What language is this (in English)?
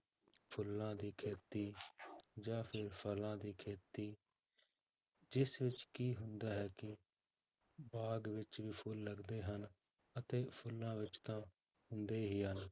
Punjabi